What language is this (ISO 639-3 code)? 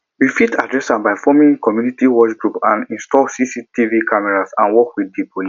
pcm